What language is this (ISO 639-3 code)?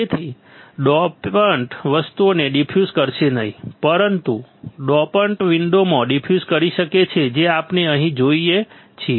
guj